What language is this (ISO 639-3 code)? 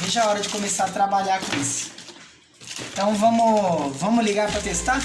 por